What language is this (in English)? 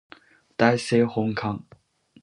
Japanese